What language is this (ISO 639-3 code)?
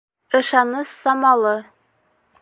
bak